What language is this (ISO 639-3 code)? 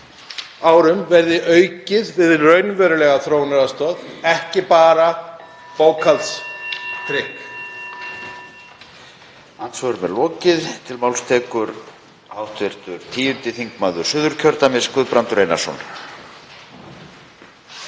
isl